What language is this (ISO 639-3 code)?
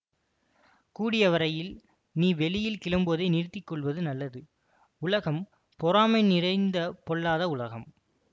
tam